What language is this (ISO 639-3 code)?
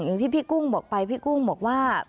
tha